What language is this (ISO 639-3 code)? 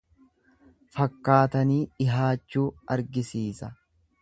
orm